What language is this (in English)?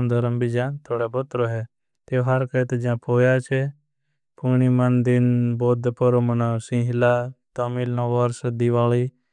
Bhili